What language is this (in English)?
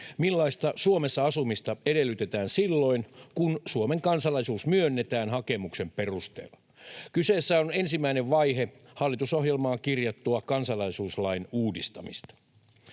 Finnish